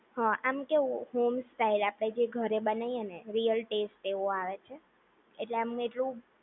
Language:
Gujarati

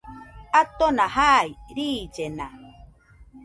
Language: Nüpode Huitoto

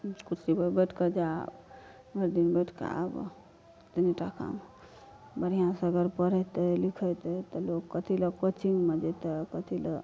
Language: Maithili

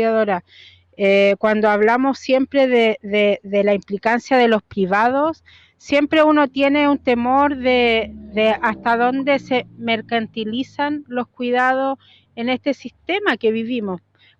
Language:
Spanish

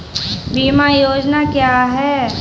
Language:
Hindi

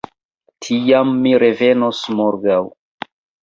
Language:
Esperanto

